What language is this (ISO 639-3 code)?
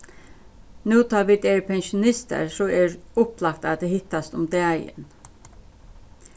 fao